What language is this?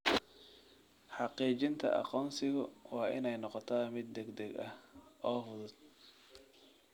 Somali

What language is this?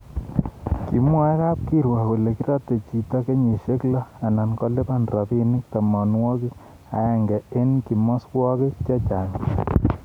Kalenjin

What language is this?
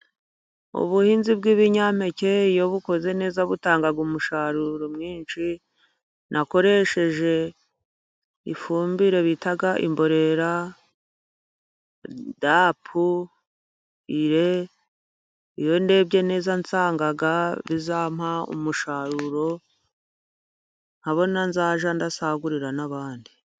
Kinyarwanda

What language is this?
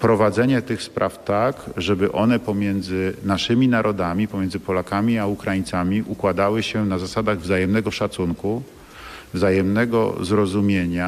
Polish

